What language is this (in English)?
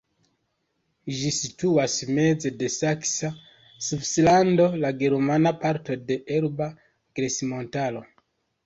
Esperanto